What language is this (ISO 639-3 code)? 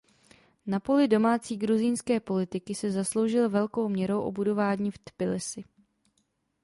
ces